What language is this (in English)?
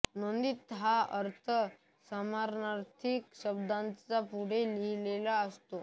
Marathi